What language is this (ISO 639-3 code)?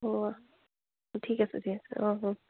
asm